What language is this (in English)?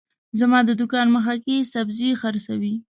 Pashto